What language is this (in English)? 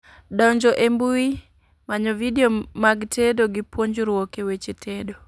Luo (Kenya and Tanzania)